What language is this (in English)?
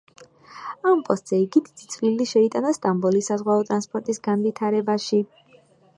Georgian